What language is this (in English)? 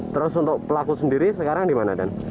Indonesian